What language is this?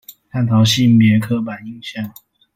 Chinese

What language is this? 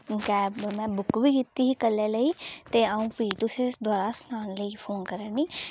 Dogri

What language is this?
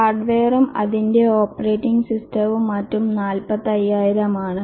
Malayalam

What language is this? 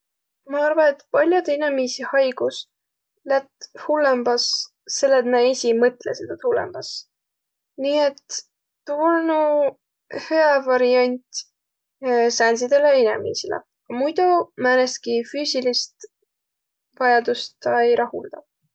Võro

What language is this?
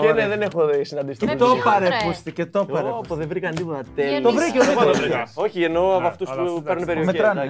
Greek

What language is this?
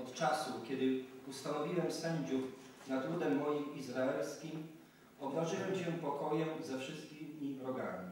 Polish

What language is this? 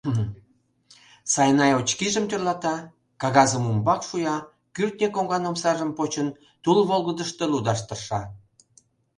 Mari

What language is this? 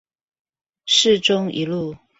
Chinese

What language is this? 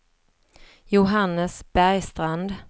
Swedish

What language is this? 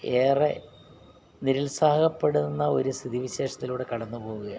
Malayalam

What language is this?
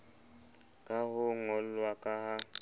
Southern Sotho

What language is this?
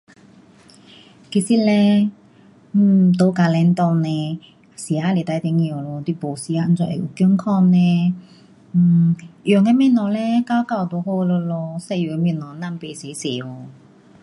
Pu-Xian Chinese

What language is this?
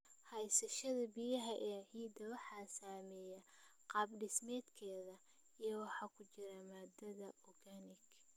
Somali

